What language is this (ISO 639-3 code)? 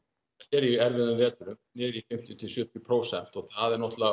isl